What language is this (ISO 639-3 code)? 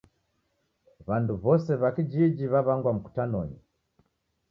dav